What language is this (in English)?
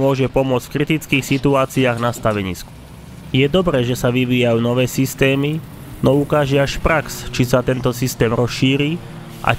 Slovak